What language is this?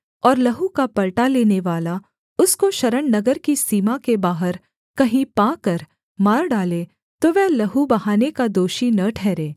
Hindi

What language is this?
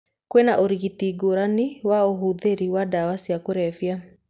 Kikuyu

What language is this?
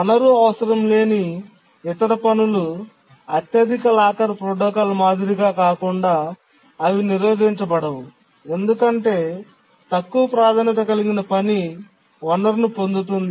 Telugu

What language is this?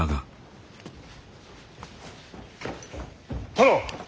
Japanese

